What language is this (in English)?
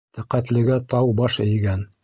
Bashkir